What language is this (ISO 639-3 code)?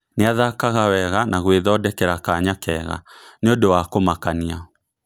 kik